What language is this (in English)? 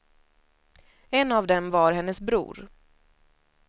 Swedish